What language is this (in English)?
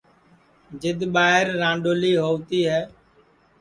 Sansi